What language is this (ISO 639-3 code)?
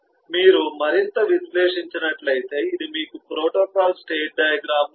tel